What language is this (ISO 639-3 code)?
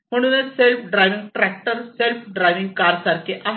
mar